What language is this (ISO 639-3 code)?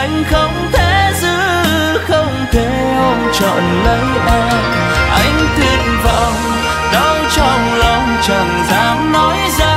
vie